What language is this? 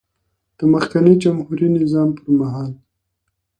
Pashto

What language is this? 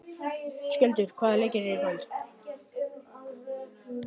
Icelandic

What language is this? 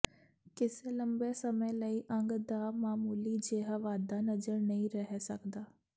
Punjabi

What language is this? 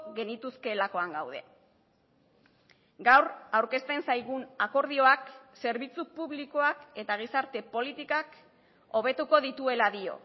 Basque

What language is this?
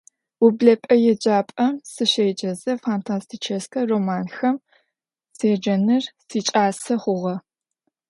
Adyghe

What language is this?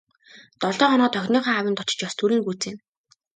Mongolian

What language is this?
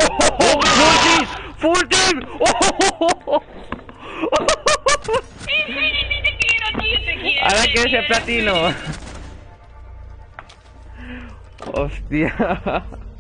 Spanish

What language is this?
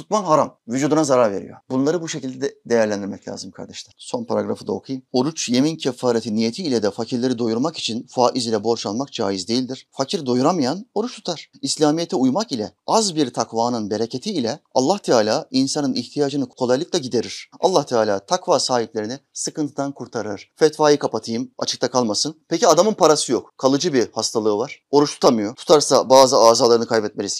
Turkish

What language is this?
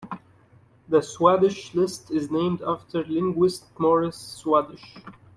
English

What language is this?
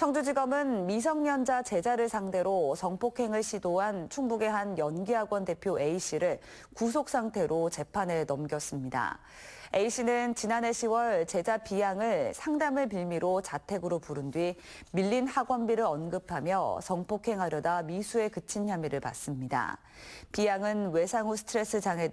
Korean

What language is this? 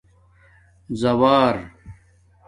Domaaki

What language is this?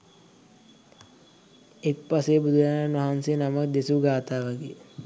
Sinhala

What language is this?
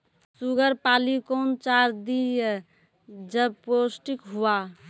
Maithili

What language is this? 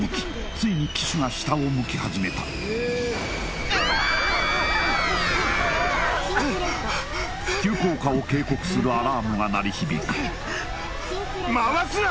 Japanese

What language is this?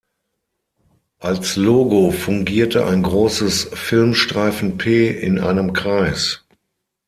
German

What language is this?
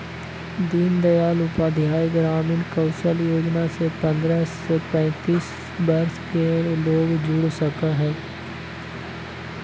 Magahi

